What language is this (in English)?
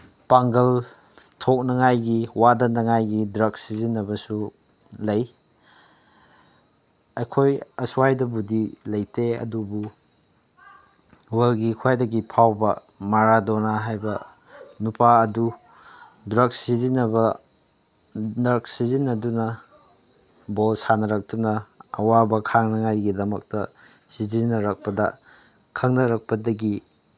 Manipuri